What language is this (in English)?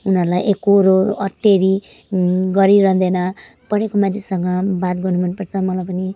Nepali